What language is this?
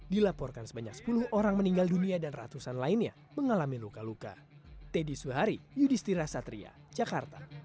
Indonesian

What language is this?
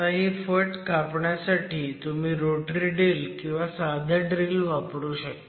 Marathi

